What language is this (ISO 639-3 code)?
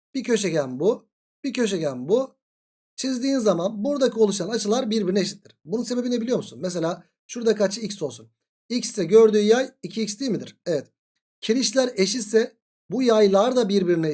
tur